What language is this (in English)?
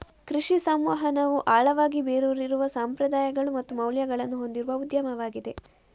Kannada